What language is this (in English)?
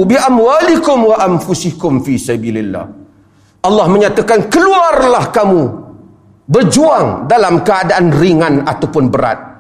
Malay